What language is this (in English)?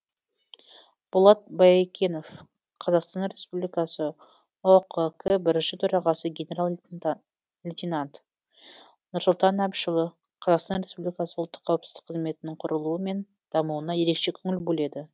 Kazakh